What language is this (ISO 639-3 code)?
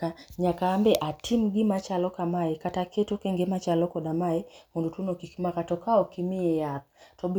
luo